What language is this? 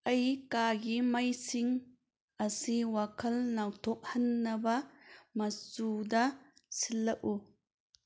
Manipuri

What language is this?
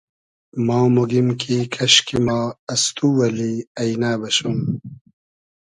Hazaragi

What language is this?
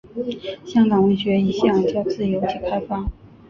Chinese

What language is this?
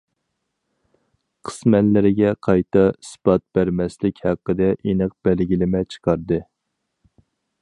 Uyghur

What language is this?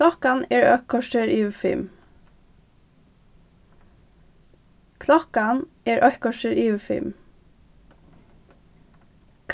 Faroese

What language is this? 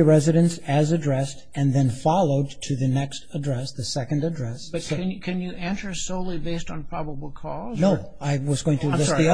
English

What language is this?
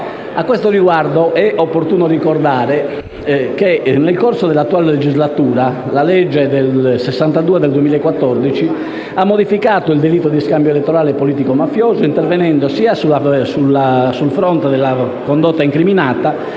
Italian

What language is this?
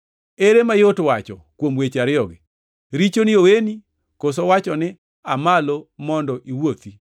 Luo (Kenya and Tanzania)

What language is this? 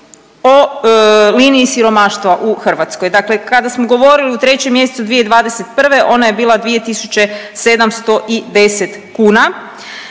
Croatian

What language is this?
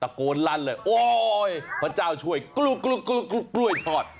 Thai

